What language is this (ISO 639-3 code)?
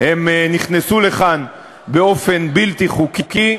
heb